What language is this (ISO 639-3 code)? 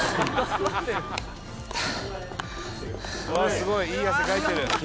jpn